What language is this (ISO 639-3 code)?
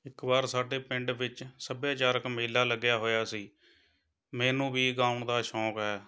pan